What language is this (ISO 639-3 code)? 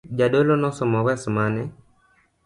luo